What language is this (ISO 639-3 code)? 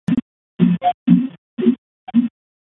eus